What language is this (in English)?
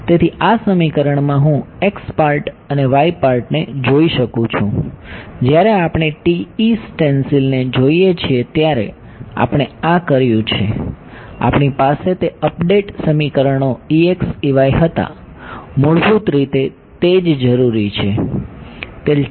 Gujarati